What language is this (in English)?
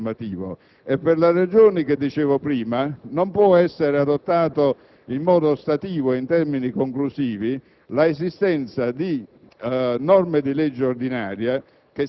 Italian